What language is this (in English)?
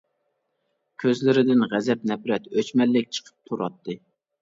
Uyghur